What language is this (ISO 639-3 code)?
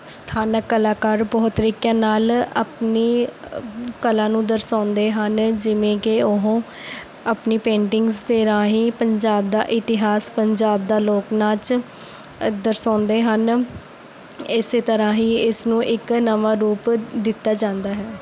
pan